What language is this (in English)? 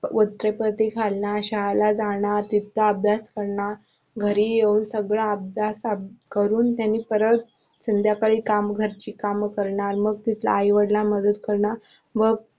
Marathi